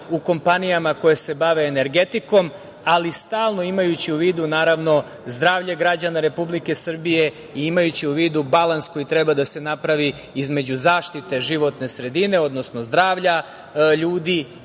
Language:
Serbian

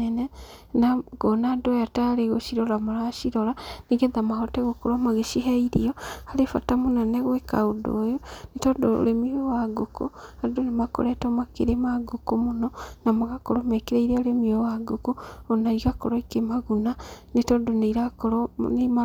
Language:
Kikuyu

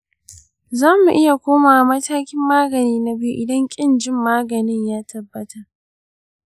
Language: Hausa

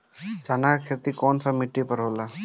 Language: Bhojpuri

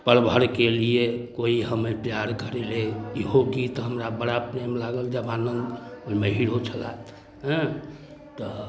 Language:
Maithili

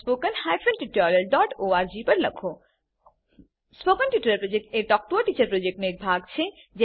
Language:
Gujarati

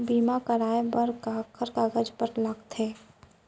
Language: Chhattisgarhi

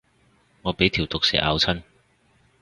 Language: Cantonese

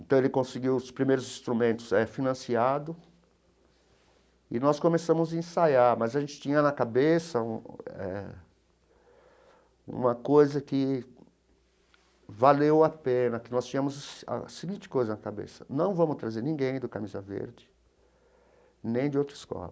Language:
Portuguese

